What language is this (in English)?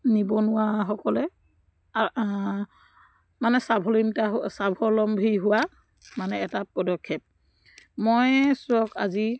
Assamese